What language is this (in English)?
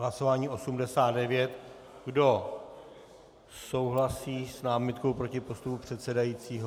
Czech